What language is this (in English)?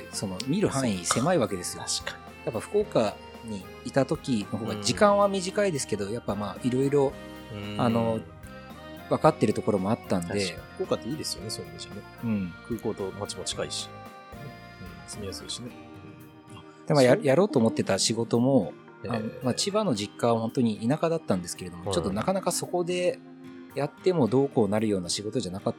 Japanese